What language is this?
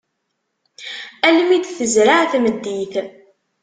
Kabyle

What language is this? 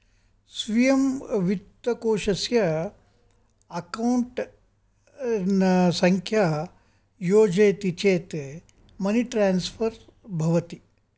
Sanskrit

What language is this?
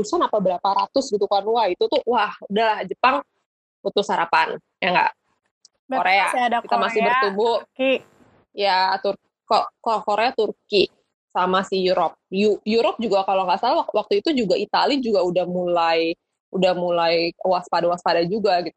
Indonesian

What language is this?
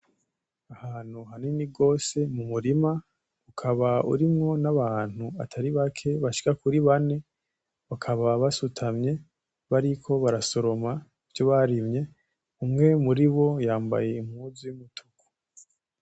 Rundi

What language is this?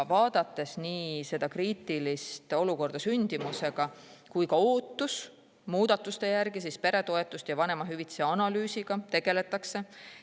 Estonian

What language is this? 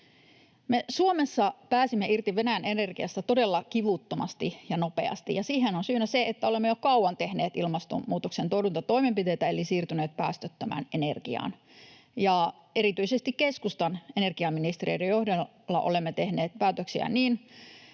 Finnish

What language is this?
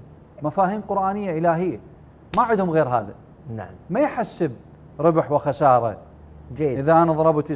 Arabic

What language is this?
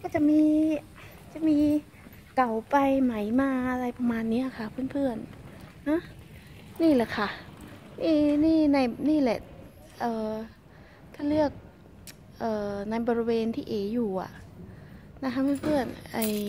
Thai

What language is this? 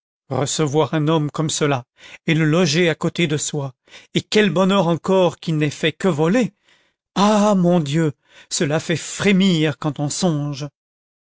French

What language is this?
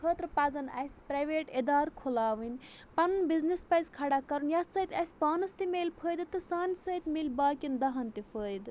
Kashmiri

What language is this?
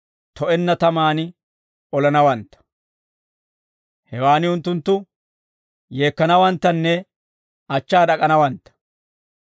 Dawro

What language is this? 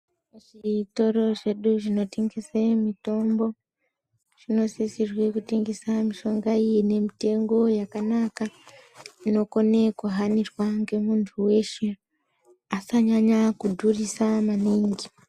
Ndau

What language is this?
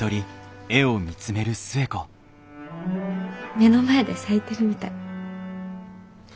Japanese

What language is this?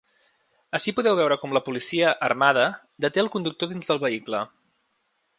Catalan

